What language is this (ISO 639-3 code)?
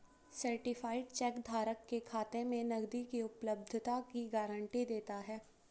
hin